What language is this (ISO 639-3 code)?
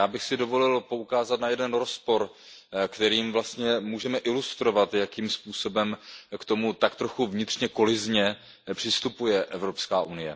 ces